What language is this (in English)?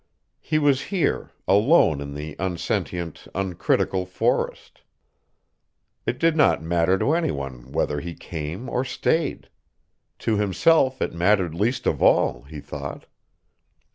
English